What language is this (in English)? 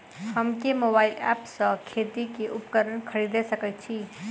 Maithili